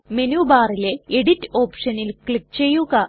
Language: Malayalam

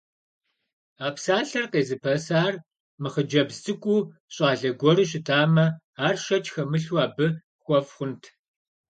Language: Kabardian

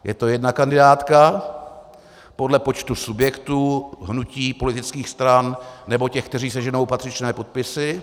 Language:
Czech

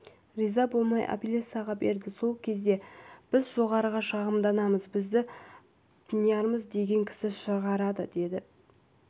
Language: Kazakh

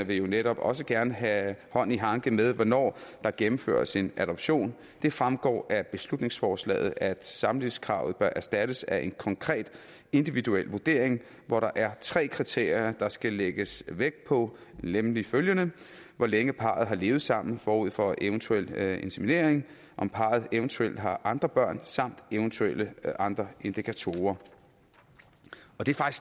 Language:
Danish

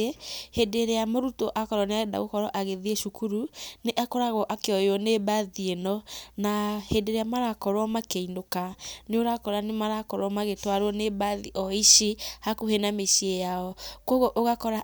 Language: Kikuyu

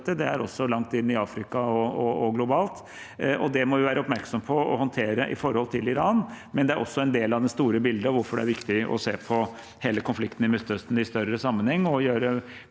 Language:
Norwegian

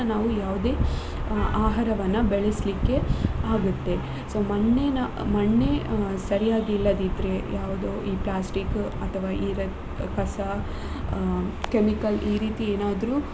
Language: Kannada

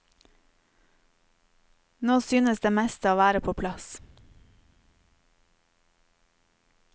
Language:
Norwegian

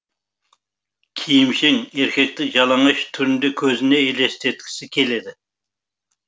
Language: Kazakh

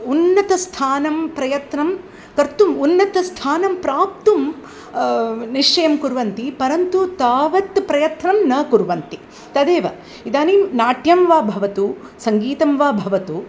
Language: Sanskrit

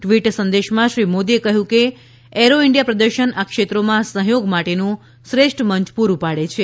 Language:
Gujarati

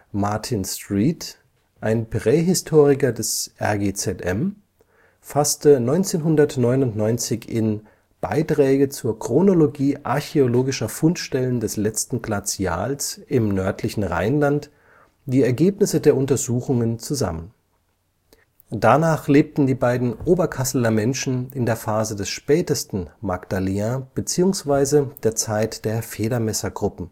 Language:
German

